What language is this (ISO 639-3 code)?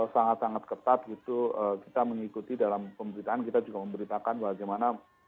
ind